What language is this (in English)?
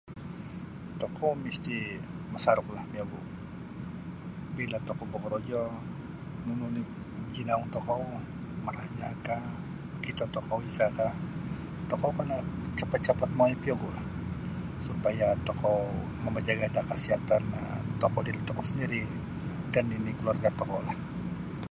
Sabah Bisaya